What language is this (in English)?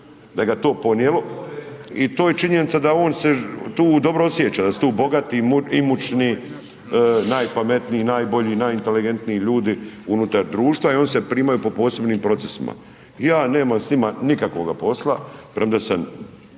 Croatian